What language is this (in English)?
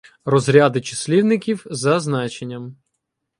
Ukrainian